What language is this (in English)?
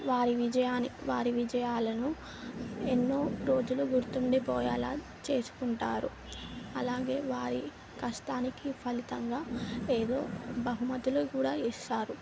Telugu